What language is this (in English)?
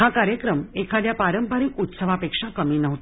Marathi